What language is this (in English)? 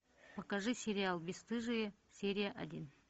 Russian